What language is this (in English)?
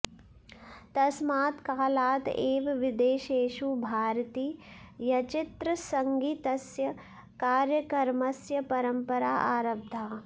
Sanskrit